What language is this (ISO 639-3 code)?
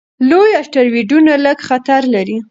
pus